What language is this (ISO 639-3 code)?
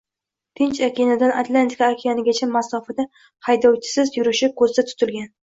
uzb